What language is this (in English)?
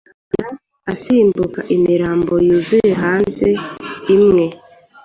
Kinyarwanda